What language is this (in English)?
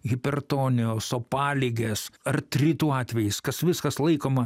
Lithuanian